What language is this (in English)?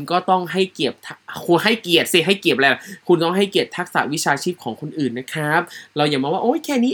Thai